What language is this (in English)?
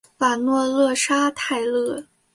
Chinese